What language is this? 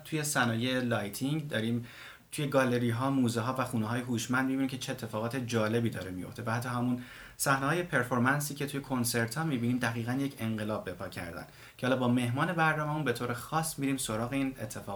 Persian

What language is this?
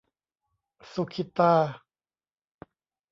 Thai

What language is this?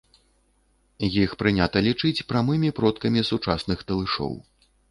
Belarusian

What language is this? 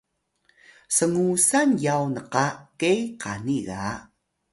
Atayal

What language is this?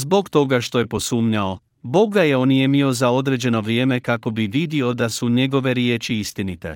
Croatian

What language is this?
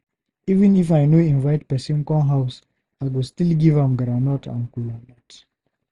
Nigerian Pidgin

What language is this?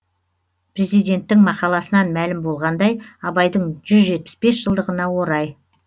Kazakh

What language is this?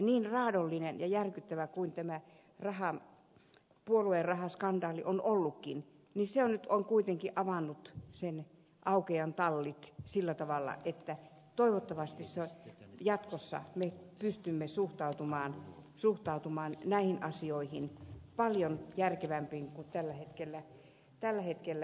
Finnish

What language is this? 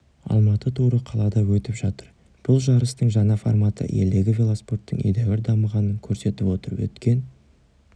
Kazakh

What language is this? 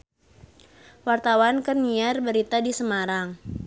Sundanese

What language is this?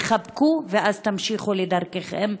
Hebrew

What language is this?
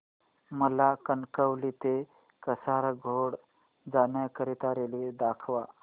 Marathi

